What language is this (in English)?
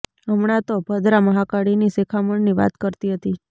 Gujarati